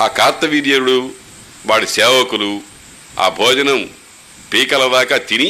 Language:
Telugu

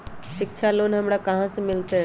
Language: Magahi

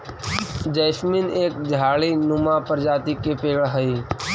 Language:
Magahi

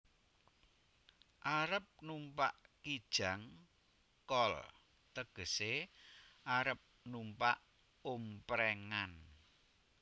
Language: Javanese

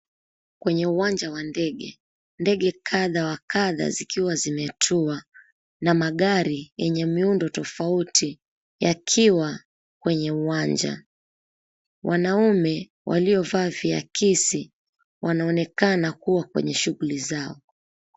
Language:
Swahili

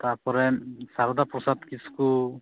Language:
Santali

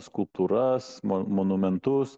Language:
Lithuanian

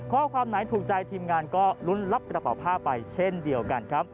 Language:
Thai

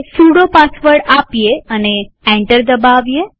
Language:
Gujarati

